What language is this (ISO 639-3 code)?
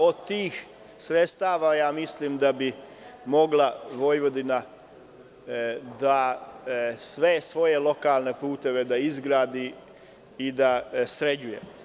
srp